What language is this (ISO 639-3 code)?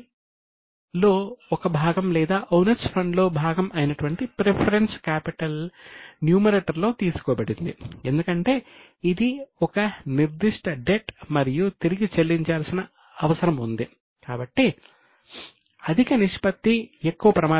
tel